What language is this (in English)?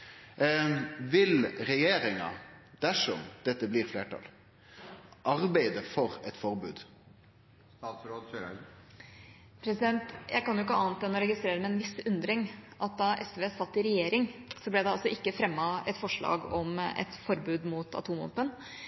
Norwegian